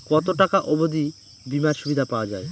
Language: Bangla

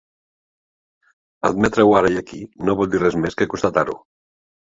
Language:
Catalan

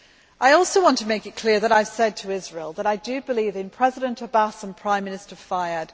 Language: English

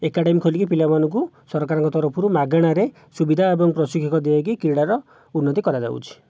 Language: Odia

